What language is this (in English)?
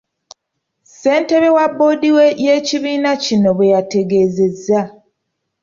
Ganda